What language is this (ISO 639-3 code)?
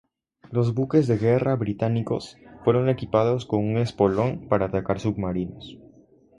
spa